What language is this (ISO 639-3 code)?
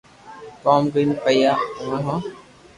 lrk